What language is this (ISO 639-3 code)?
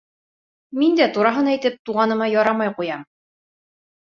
bak